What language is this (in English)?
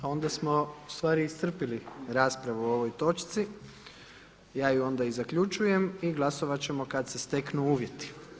Croatian